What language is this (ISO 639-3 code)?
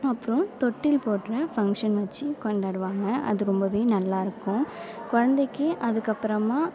tam